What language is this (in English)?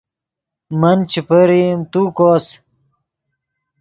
Yidgha